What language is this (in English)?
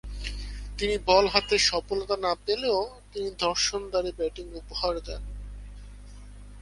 Bangla